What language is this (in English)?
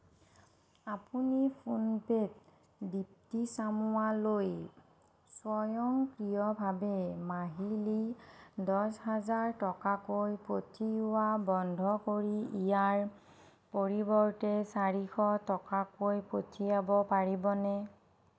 Assamese